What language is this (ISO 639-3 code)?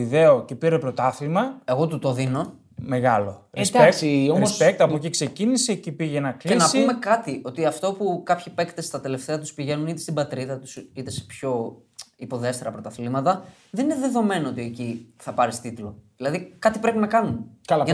ell